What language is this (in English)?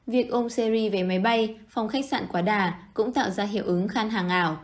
Vietnamese